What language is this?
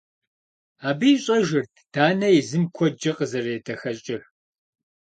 Kabardian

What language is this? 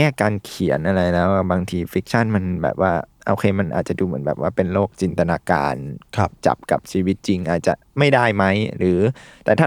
Thai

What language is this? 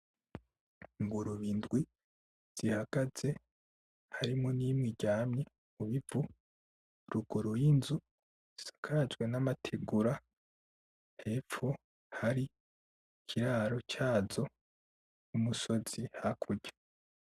Rundi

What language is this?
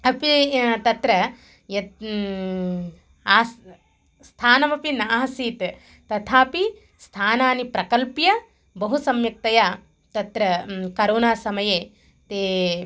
Sanskrit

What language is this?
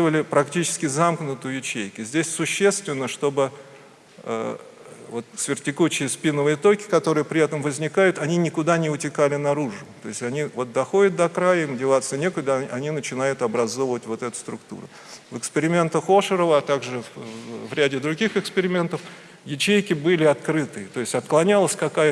Russian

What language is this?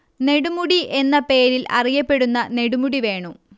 Malayalam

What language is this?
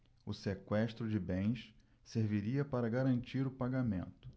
Portuguese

